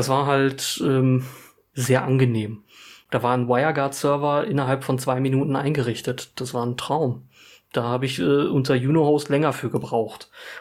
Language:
German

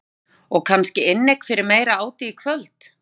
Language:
Icelandic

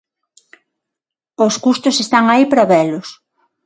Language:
Galician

